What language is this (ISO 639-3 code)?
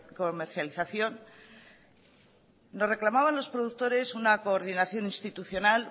spa